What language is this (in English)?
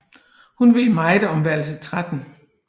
Danish